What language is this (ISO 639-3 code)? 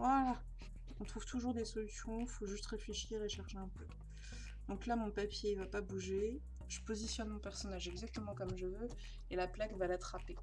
fra